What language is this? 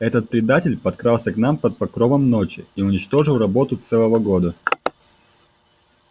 Russian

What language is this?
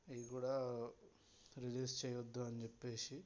Telugu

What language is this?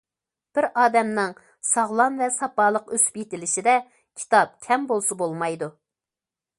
Uyghur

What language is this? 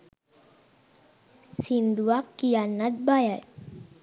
Sinhala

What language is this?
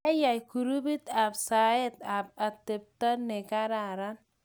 Kalenjin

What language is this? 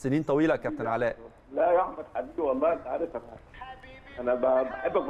Arabic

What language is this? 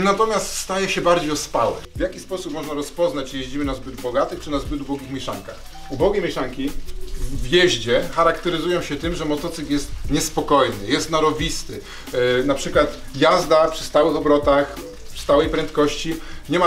Polish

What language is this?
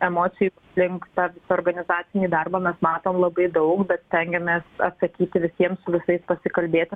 Lithuanian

